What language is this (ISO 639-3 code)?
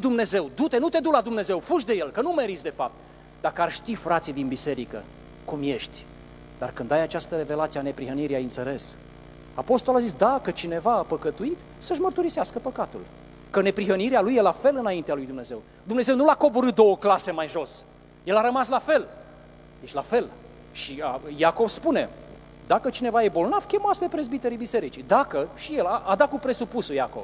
ron